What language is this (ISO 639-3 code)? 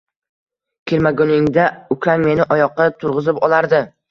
uzb